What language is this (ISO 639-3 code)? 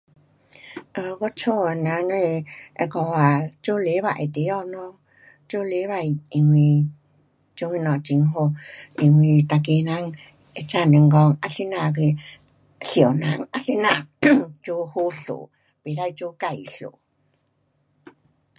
cpx